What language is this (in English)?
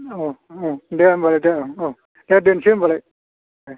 Bodo